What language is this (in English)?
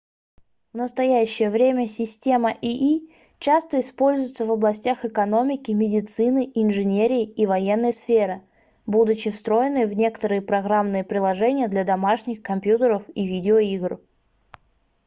Russian